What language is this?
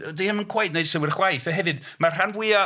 Welsh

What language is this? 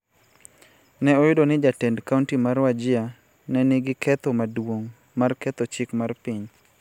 Luo (Kenya and Tanzania)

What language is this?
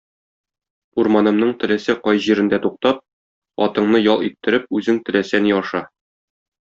Tatar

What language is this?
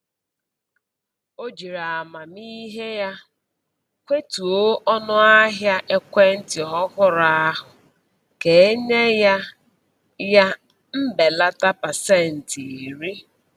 Igbo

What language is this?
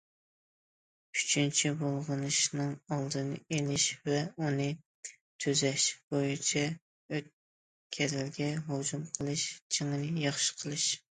Uyghur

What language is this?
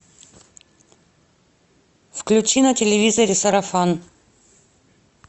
Russian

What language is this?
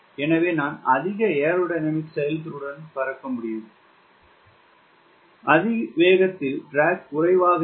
Tamil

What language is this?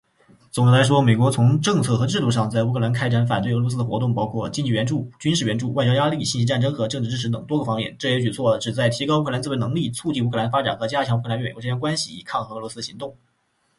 Chinese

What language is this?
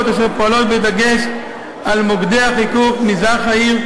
Hebrew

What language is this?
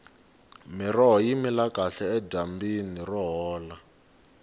Tsonga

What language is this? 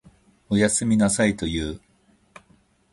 Japanese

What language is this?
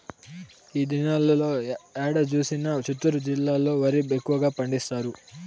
Telugu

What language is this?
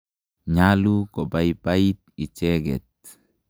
Kalenjin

